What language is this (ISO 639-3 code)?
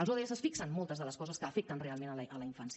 cat